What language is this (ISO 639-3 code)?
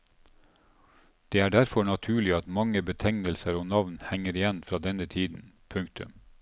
nor